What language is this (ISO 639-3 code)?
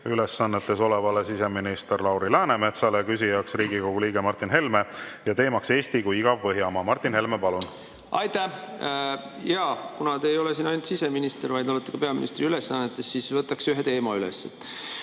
est